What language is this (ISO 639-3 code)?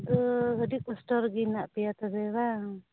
sat